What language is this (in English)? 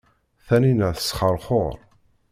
Kabyle